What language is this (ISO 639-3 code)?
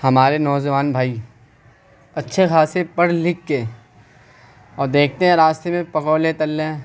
urd